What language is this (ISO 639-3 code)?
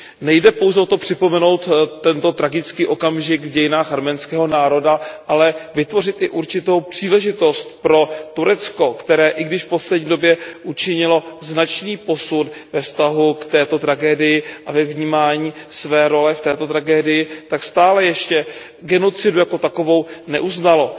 ces